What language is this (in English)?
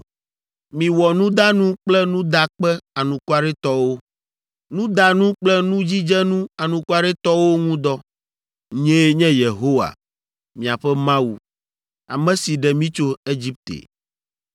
Ewe